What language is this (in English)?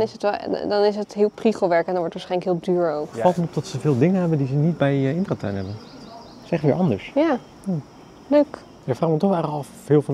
Dutch